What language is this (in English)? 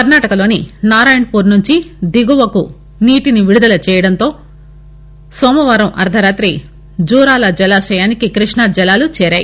Telugu